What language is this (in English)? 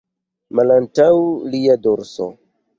Esperanto